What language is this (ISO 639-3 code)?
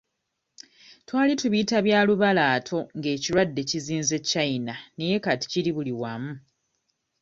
lug